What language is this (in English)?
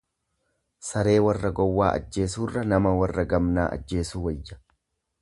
Oromo